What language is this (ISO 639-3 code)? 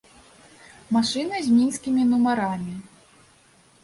bel